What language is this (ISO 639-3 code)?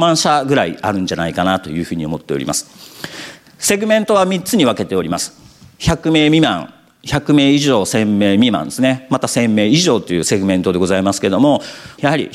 jpn